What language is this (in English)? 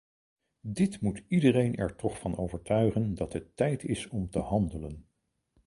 Dutch